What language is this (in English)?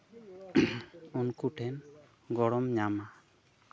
Santali